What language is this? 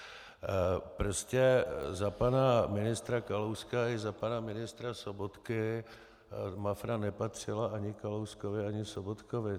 Czech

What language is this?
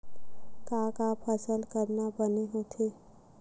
Chhattisgarhi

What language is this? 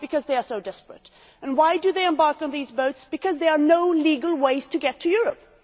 English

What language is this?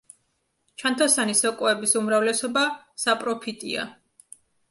Georgian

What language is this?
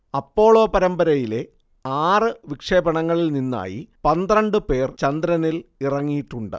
Malayalam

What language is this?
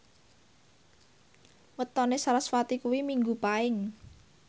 Javanese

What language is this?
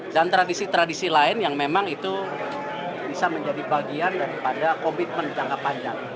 Indonesian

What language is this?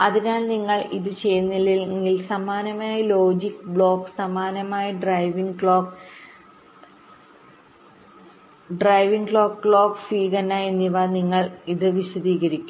Malayalam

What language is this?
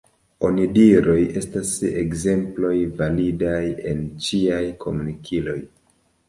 Esperanto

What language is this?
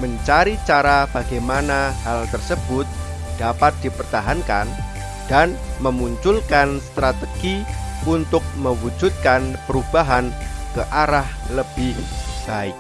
Indonesian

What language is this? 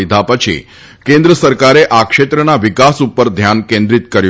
Gujarati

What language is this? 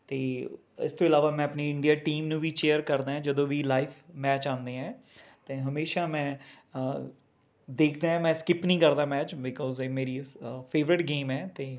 Punjabi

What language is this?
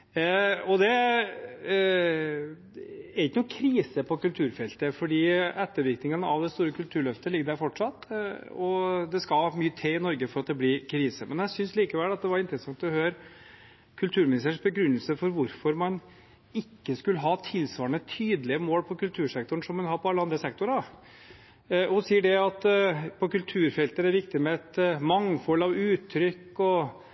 Norwegian Bokmål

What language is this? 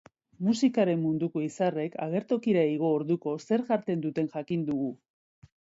Basque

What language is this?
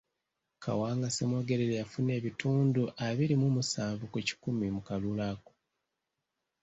Ganda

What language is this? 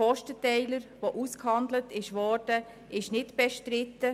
Swiss German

